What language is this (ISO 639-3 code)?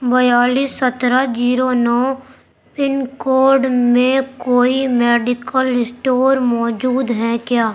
urd